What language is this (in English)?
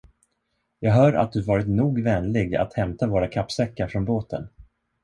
Swedish